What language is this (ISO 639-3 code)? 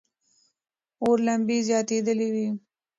pus